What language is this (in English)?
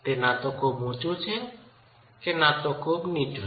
Gujarati